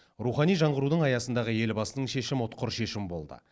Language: Kazakh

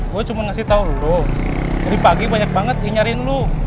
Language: Indonesian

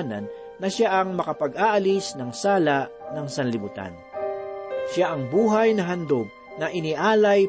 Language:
Filipino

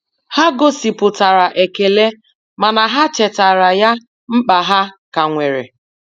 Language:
Igbo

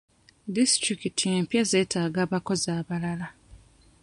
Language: Ganda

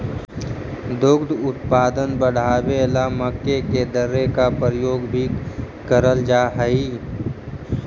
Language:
Magahi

